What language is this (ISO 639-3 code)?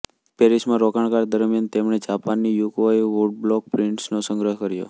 guj